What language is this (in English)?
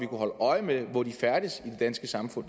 Danish